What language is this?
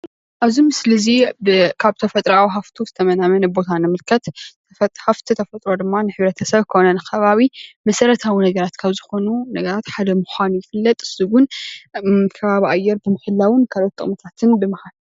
Tigrinya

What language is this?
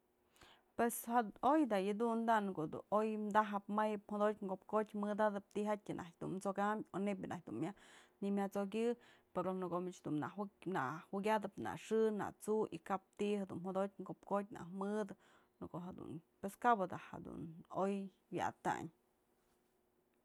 Mazatlán Mixe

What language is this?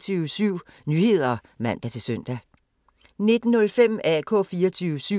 Danish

